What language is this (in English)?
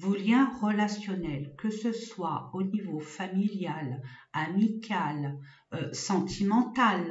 French